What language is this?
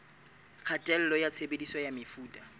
Southern Sotho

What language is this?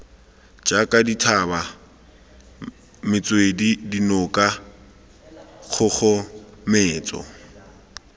Tswana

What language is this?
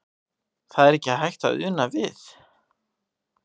Icelandic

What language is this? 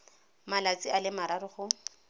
Tswana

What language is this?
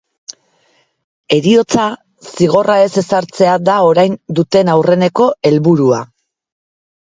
Basque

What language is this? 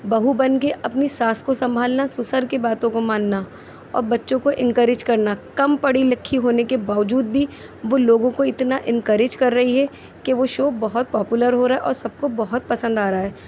Urdu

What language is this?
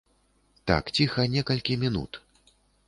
Belarusian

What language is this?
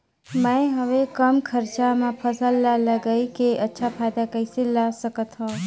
Chhattisgarhi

